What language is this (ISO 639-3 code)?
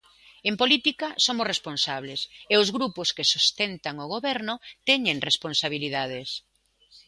glg